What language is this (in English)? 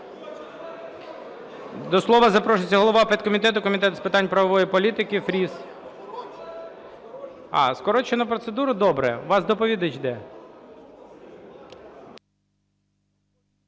Ukrainian